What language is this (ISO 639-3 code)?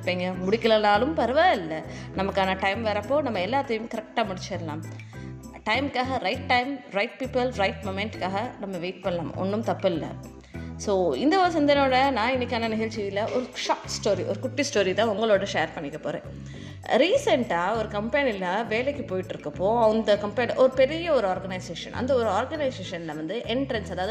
tam